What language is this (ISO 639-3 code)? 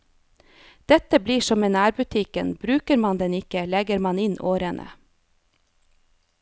nor